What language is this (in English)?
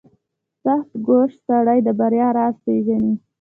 Pashto